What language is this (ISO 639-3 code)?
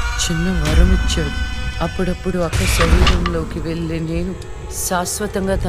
tel